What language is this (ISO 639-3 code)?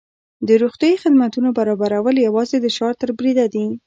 pus